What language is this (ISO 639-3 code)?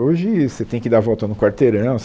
por